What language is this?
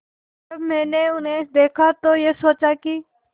Hindi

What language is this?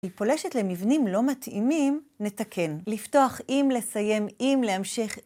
Hebrew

